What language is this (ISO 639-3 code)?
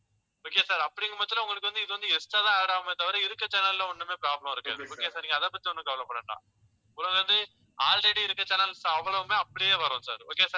tam